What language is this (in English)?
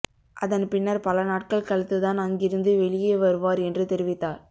Tamil